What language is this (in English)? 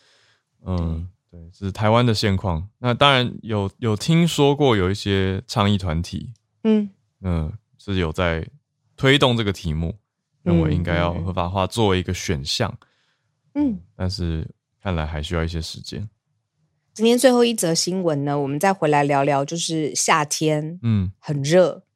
Chinese